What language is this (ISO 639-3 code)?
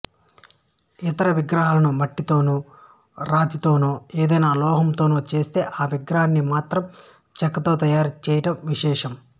tel